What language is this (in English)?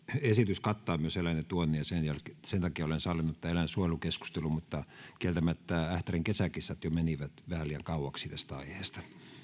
Finnish